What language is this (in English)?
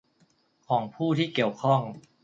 Thai